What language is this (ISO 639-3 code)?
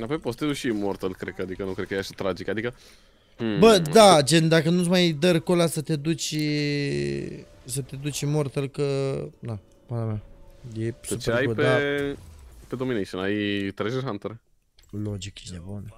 ron